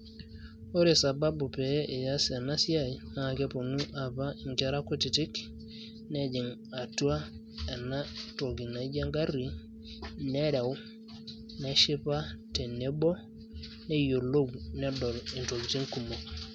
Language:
Masai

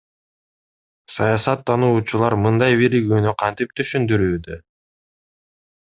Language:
Kyrgyz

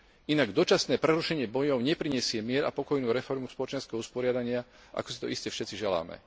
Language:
Slovak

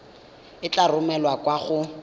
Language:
Tswana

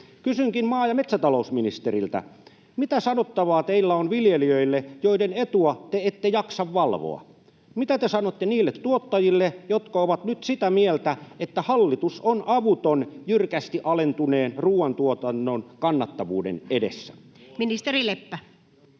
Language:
Finnish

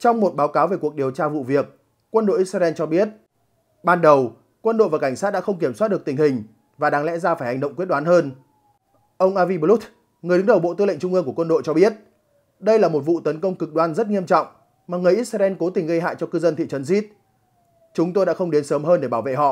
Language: Vietnamese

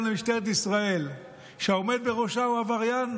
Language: Hebrew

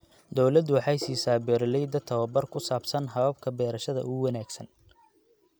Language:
Somali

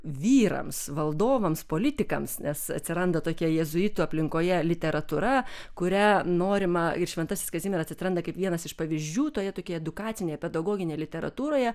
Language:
Lithuanian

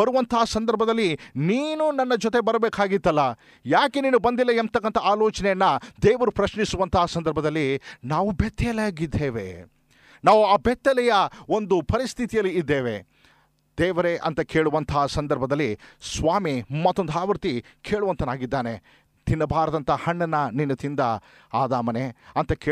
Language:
Kannada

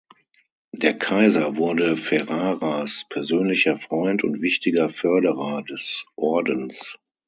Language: German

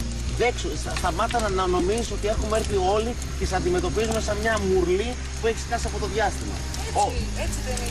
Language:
Greek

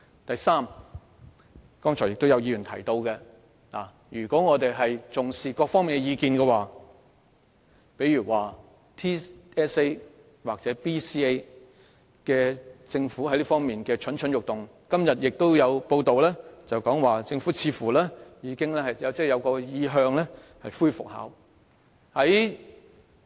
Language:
Cantonese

